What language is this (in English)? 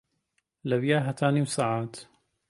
Central Kurdish